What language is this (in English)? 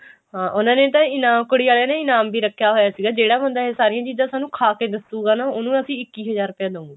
Punjabi